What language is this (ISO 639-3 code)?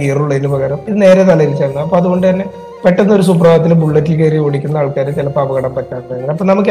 mal